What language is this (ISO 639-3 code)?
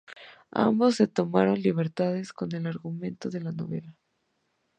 spa